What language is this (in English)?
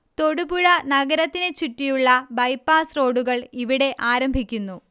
Malayalam